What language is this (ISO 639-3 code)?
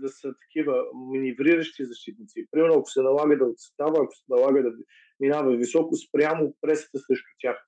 bul